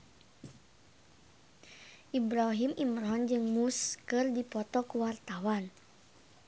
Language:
Sundanese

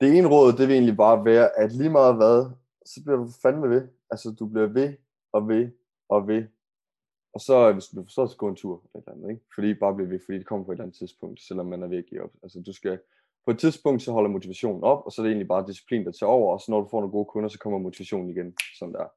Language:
Danish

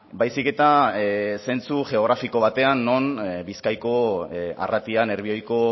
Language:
Basque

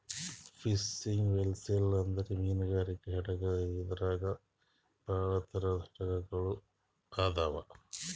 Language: Kannada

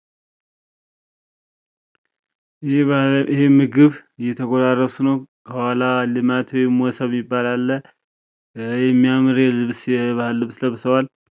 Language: Amharic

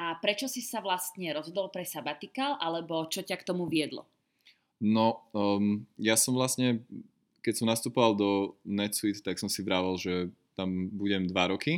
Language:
Slovak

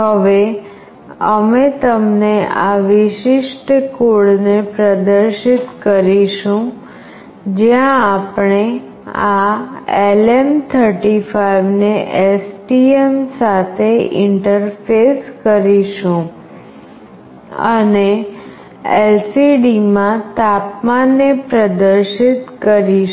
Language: Gujarati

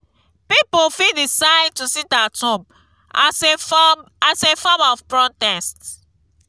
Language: Nigerian Pidgin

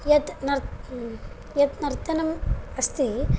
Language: Sanskrit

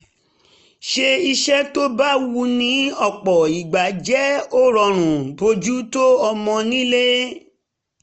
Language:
Yoruba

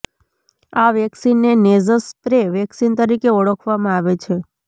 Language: Gujarati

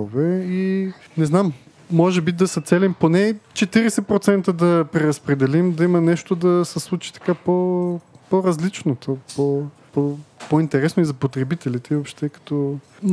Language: Bulgarian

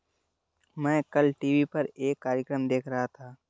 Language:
Hindi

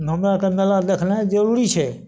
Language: Maithili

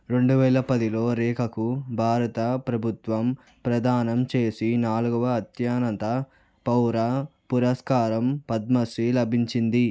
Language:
Telugu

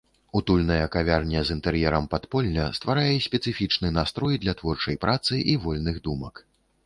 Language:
Belarusian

